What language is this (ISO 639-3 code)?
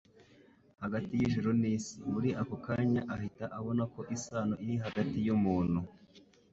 kin